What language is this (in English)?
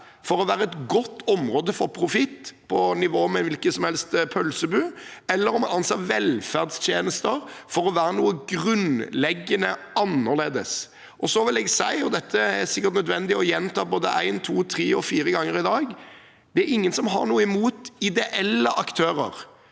Norwegian